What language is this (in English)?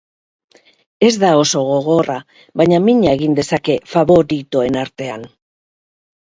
Basque